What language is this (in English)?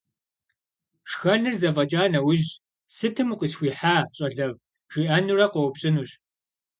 Kabardian